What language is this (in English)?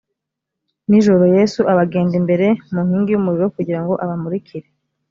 Kinyarwanda